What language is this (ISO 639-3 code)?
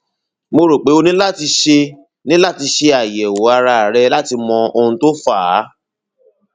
yor